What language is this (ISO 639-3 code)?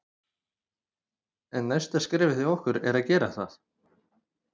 isl